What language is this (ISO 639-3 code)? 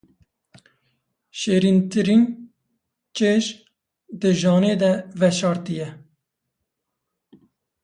kur